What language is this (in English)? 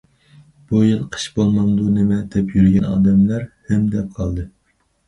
Uyghur